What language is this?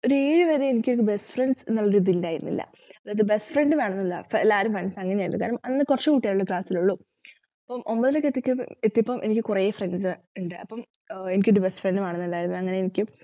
Malayalam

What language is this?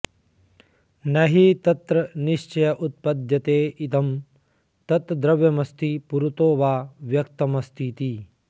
Sanskrit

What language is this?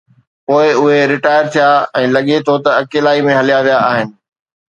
Sindhi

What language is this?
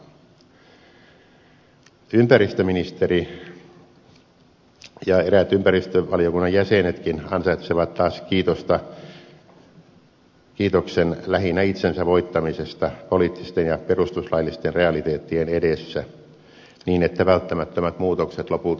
Finnish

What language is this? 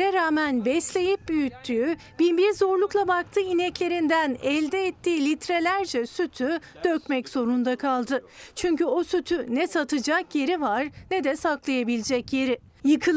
Turkish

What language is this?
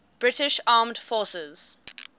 English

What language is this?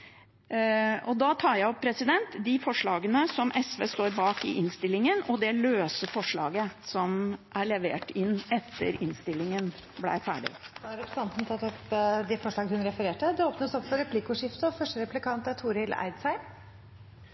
Norwegian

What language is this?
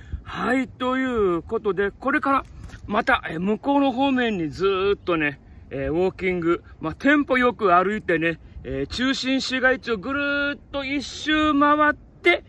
Japanese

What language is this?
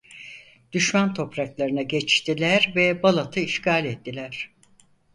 Turkish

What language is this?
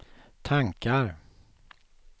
Swedish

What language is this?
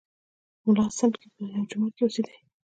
Pashto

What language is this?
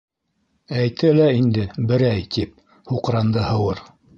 Bashkir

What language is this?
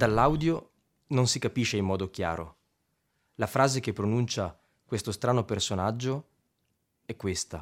Italian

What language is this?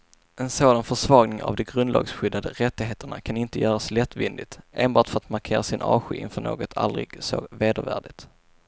Swedish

